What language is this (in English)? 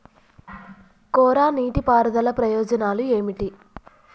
Telugu